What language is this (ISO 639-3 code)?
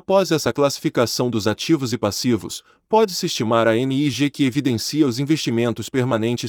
por